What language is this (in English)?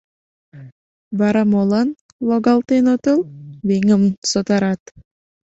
Mari